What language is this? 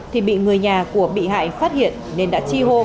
Vietnamese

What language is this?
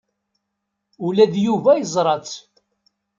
Kabyle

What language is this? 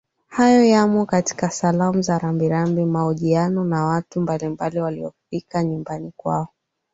Swahili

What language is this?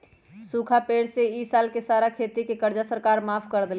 Magahi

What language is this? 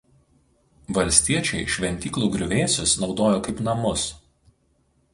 Lithuanian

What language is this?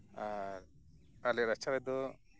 Santali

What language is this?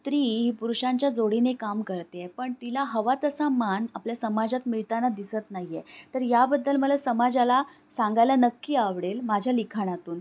Marathi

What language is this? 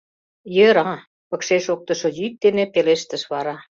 Mari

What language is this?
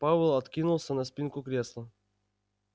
Russian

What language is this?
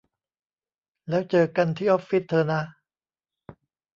Thai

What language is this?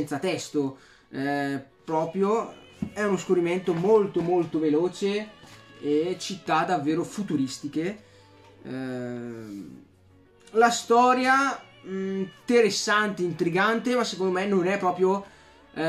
Italian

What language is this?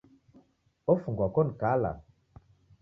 Taita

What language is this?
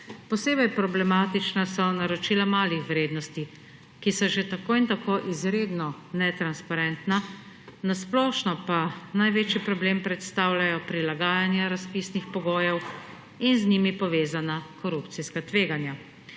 Slovenian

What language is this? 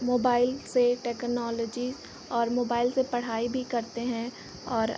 Hindi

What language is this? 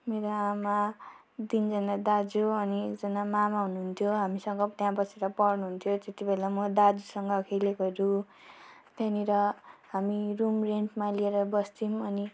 Nepali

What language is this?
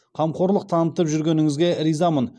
Kazakh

